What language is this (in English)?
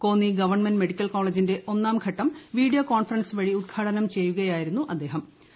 Malayalam